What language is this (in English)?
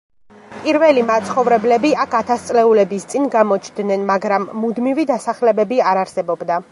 Georgian